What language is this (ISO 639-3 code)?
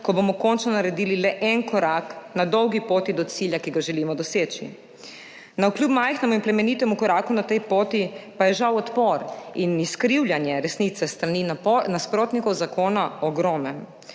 slv